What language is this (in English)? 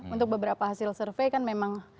Indonesian